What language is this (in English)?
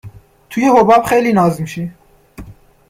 Persian